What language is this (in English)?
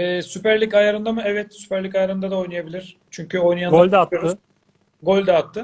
Turkish